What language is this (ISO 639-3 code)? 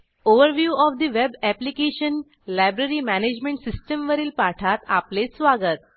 mar